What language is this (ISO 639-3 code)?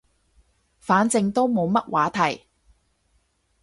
yue